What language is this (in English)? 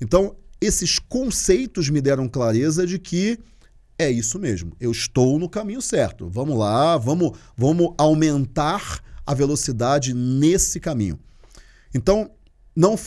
Portuguese